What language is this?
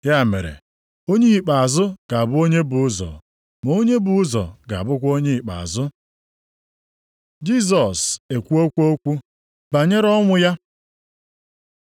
Igbo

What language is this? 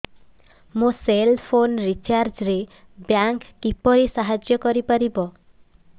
Odia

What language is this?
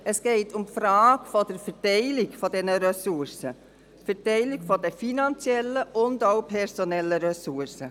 Swiss German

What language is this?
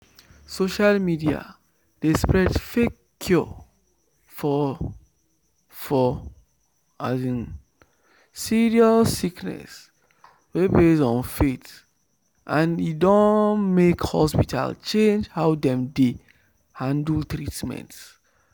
Nigerian Pidgin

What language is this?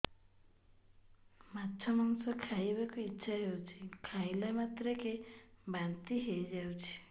Odia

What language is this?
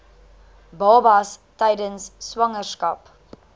Afrikaans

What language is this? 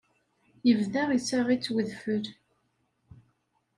Kabyle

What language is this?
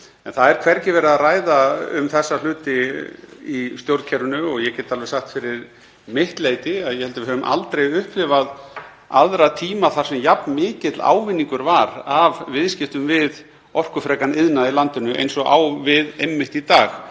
Icelandic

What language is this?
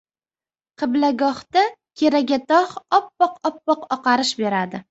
Uzbek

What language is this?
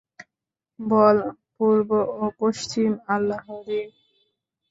Bangla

